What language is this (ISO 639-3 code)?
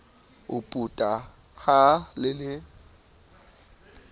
sot